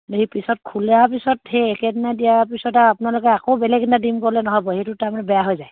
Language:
Assamese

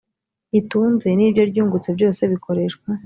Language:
Kinyarwanda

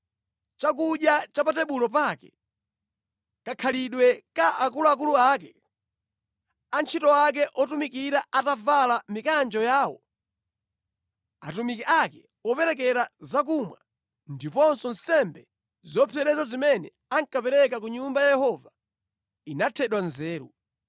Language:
Nyanja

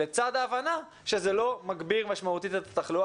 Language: Hebrew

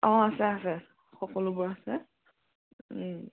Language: Assamese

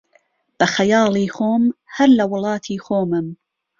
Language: Central Kurdish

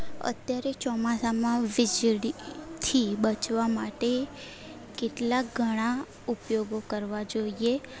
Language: Gujarati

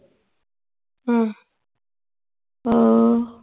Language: Punjabi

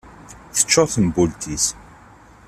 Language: Kabyle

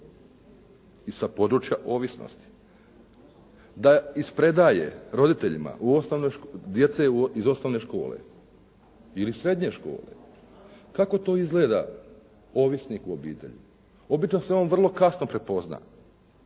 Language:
Croatian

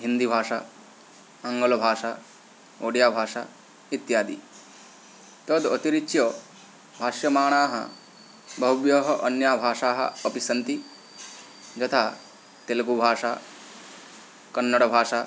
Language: Sanskrit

